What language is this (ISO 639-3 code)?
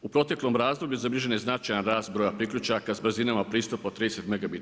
hrv